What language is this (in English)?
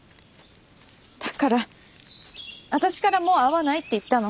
Japanese